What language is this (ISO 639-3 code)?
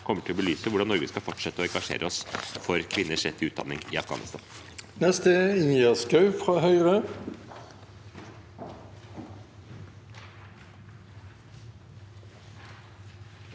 nor